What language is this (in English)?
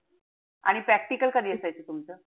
Marathi